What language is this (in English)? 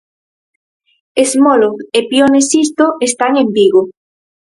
Galician